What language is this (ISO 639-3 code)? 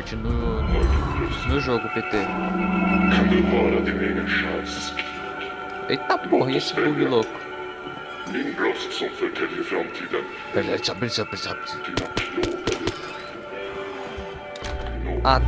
por